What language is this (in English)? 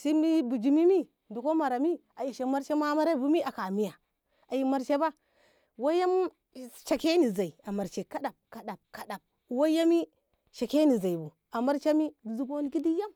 Ngamo